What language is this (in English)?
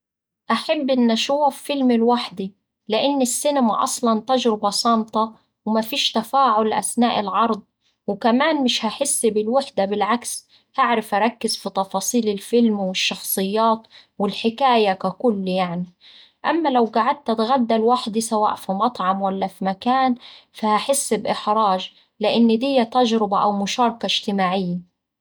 Saidi Arabic